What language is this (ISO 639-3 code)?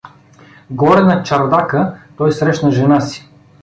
bul